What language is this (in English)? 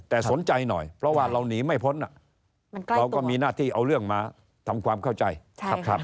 Thai